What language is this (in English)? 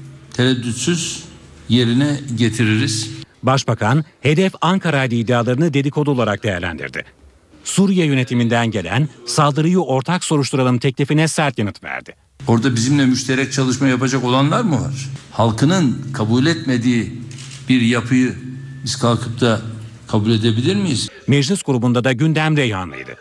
Turkish